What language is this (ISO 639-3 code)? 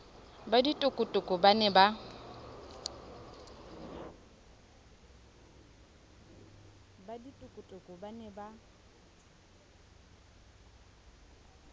sot